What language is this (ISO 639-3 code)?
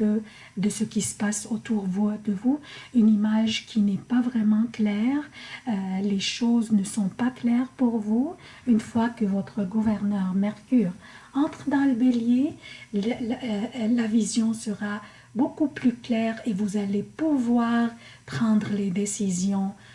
fra